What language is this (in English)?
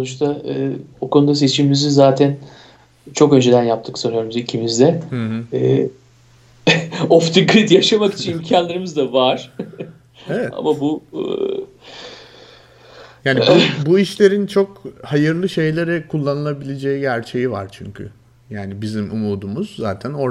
Turkish